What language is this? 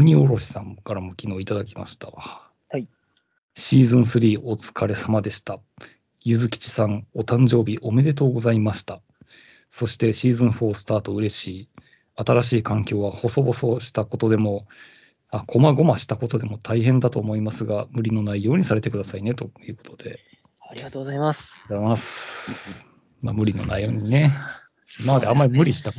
Japanese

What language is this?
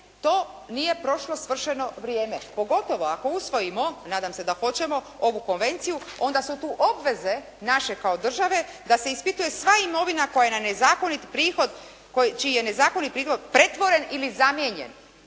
Croatian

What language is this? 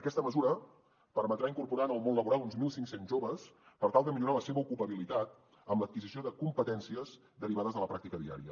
Catalan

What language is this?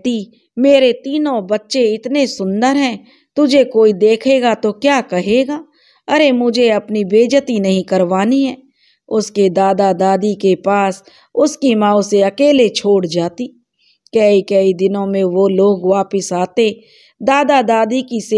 Hindi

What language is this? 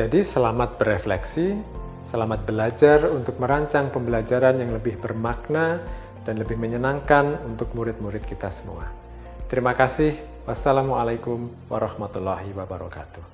Indonesian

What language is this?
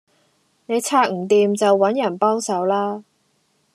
Cantonese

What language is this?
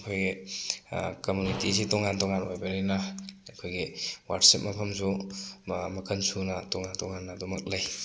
Manipuri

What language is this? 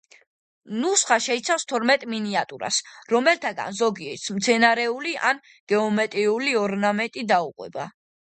Georgian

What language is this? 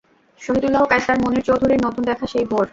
Bangla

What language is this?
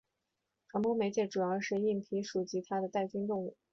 Chinese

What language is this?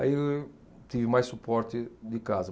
Portuguese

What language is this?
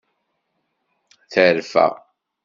Kabyle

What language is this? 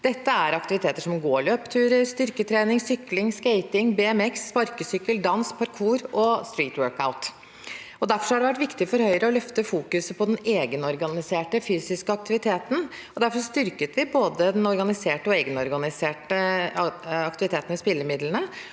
Norwegian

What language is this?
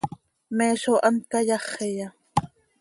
Seri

